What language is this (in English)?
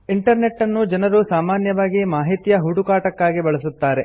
Kannada